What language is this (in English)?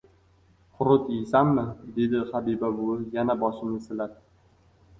Uzbek